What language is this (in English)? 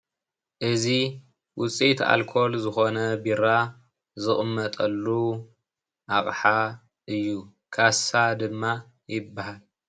Tigrinya